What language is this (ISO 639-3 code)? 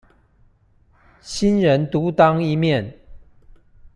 zho